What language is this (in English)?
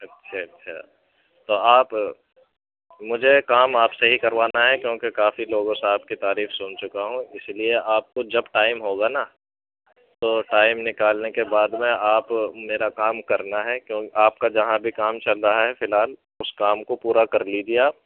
Urdu